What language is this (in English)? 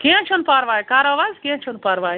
Kashmiri